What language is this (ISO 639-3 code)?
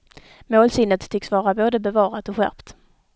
swe